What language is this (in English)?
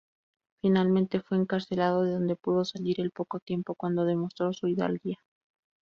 Spanish